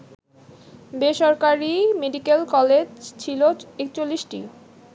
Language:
Bangla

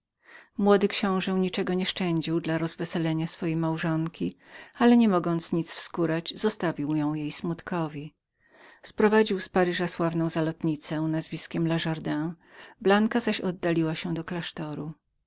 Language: Polish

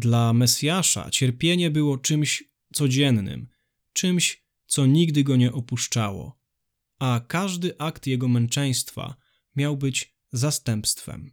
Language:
Polish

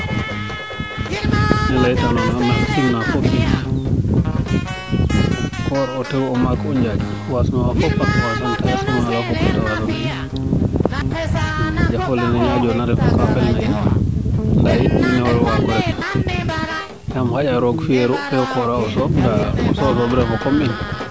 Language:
Serer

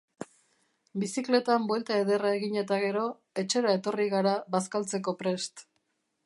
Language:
Basque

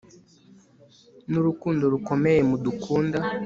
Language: Kinyarwanda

